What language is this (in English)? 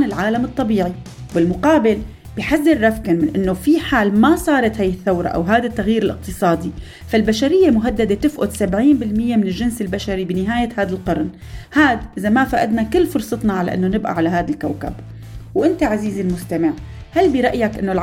Arabic